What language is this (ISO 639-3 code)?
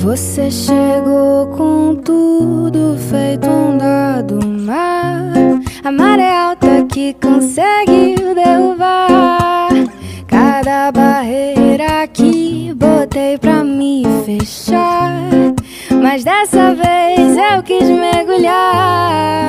por